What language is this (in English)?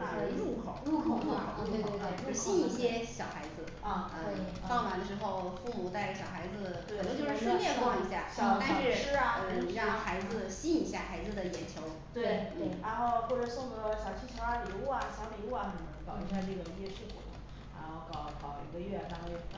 Chinese